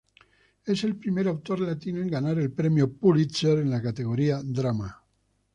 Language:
Spanish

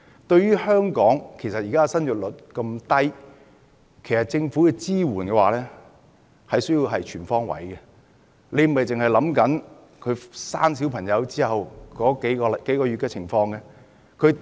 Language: Cantonese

